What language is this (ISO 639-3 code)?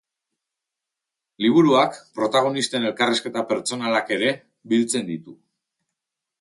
eus